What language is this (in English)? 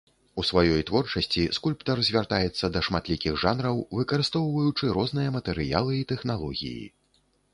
Belarusian